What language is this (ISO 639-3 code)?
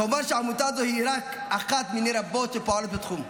heb